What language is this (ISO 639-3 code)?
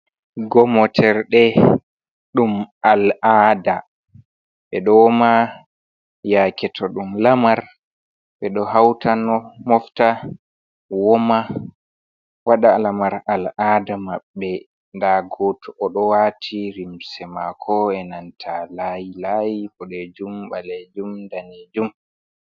ful